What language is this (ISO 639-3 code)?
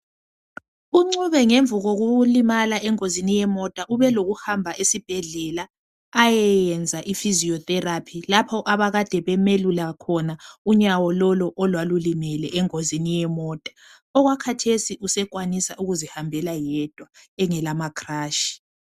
nde